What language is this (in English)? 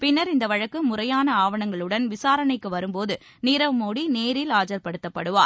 Tamil